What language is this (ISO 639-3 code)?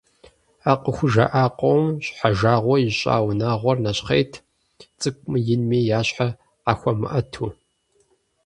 kbd